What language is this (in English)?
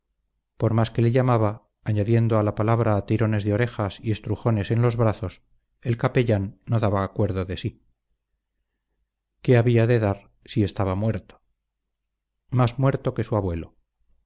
Spanish